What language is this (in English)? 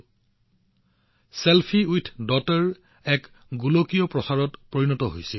Assamese